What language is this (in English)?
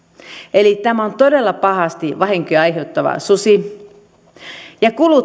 Finnish